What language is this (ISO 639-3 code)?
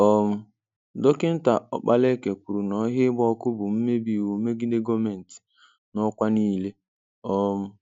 ibo